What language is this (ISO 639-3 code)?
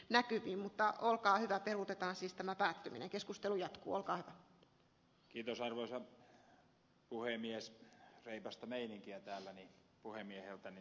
fin